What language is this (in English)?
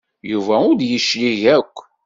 Kabyle